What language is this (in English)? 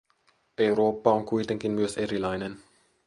Finnish